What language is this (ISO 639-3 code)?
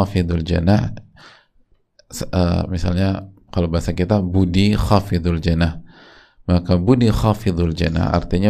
ind